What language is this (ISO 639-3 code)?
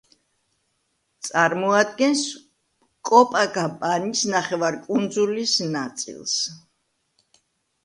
kat